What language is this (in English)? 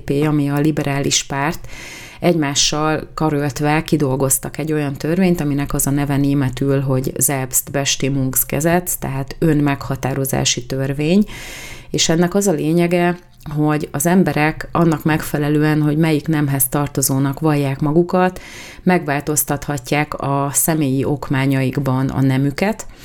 Hungarian